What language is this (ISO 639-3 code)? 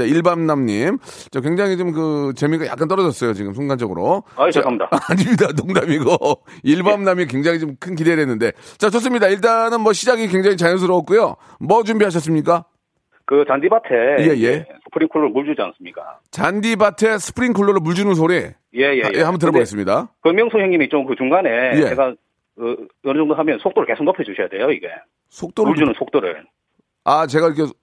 kor